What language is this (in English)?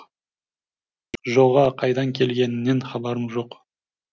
Kazakh